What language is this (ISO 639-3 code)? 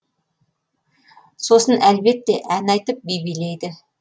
kaz